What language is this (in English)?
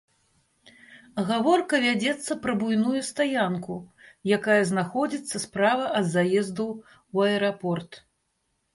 Belarusian